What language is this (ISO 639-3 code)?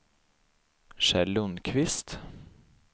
swe